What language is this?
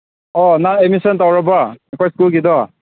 Manipuri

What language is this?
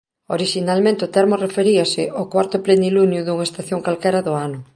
Galician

